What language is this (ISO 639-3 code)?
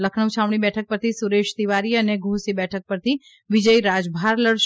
guj